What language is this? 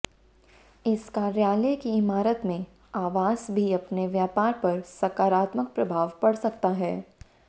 Hindi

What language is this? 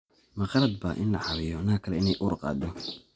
Somali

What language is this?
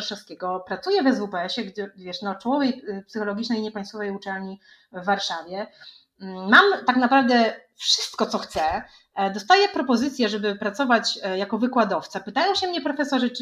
Polish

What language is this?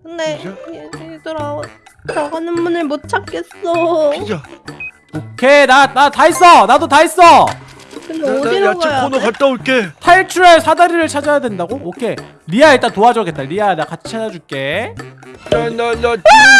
Korean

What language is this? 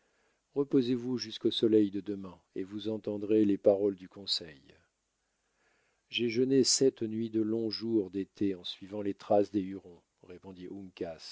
French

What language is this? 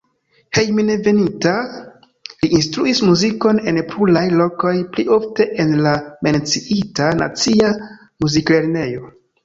Esperanto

